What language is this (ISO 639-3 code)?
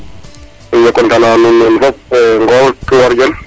srr